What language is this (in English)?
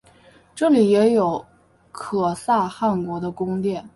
Chinese